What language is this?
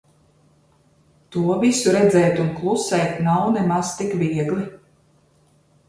Latvian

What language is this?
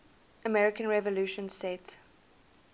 English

